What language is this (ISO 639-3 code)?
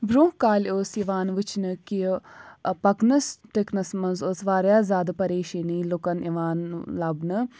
kas